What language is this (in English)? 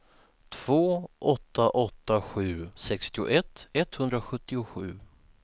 Swedish